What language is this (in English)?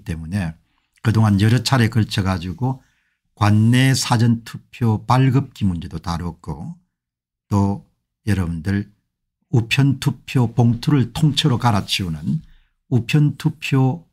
Korean